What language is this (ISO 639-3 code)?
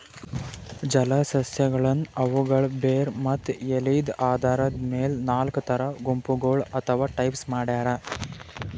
kan